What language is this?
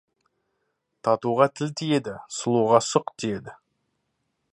Kazakh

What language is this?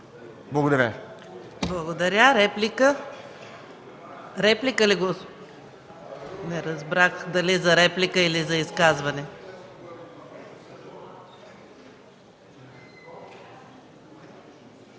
Bulgarian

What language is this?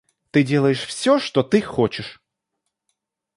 Russian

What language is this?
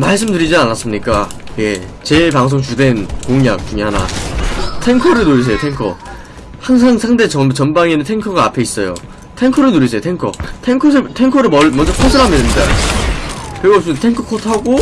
Korean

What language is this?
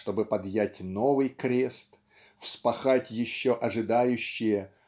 Russian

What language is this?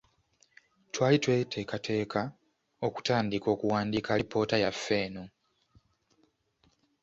Ganda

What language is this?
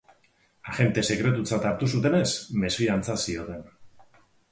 Basque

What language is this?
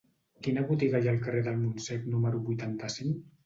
Catalan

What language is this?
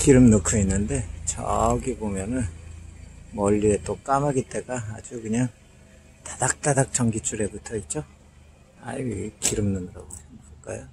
Korean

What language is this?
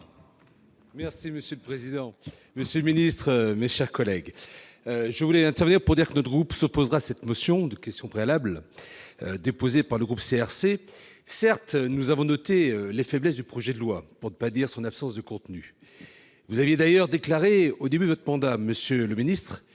French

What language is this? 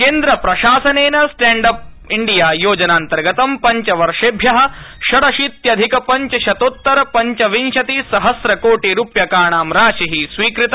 Sanskrit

